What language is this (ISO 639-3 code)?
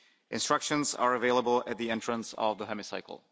eng